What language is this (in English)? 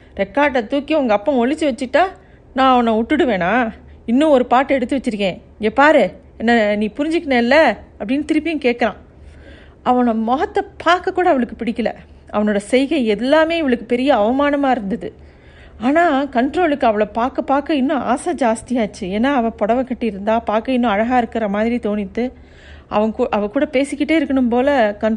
Tamil